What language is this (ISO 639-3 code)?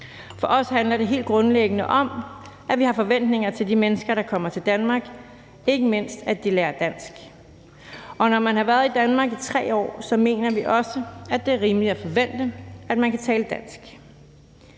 dan